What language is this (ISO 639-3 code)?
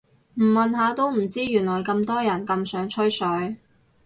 yue